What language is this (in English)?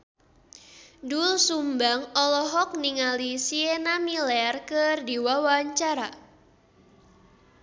Sundanese